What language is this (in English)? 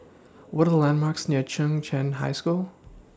English